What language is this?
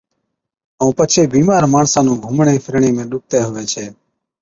Od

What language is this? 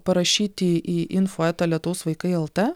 Lithuanian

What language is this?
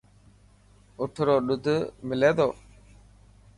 Dhatki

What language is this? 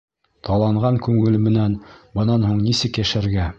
Bashkir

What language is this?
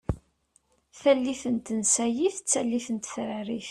Kabyle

